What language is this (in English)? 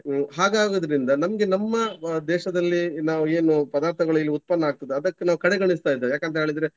Kannada